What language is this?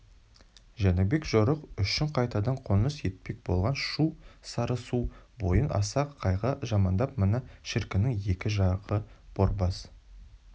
Kazakh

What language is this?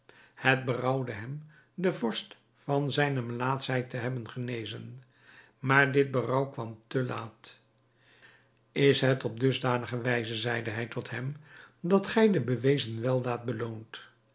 Dutch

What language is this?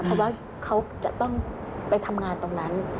Thai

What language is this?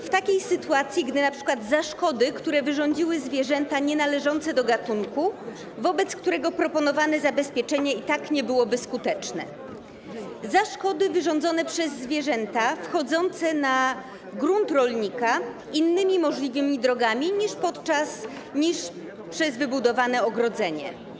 Polish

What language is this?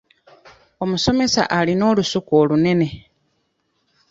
Ganda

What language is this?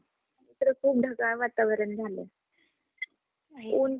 Marathi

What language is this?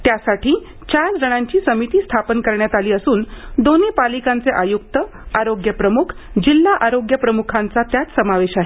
Marathi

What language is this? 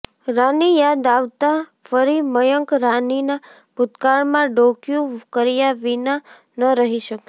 Gujarati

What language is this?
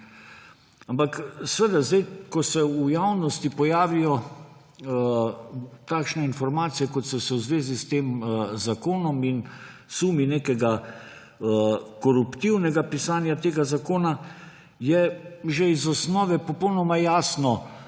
Slovenian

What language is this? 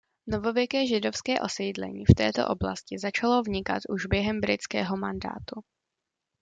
Czech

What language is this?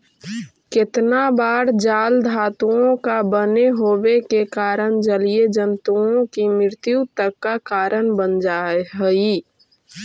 Magahi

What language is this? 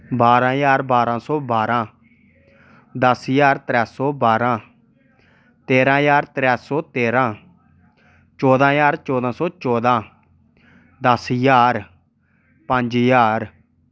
Dogri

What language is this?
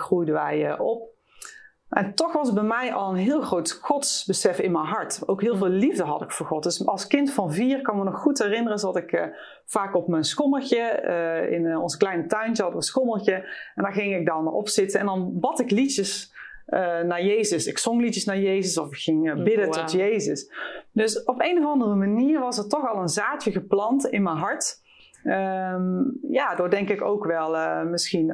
Dutch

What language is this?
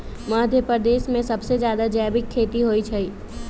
Magahi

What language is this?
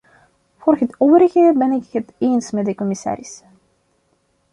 Dutch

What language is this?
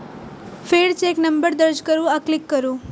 Maithili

